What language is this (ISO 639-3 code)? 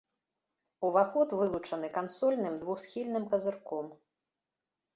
bel